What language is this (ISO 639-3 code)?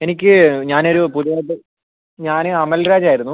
mal